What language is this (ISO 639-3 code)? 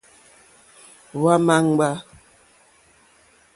bri